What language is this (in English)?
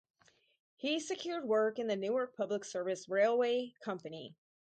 English